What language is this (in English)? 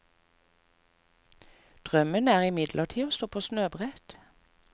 Norwegian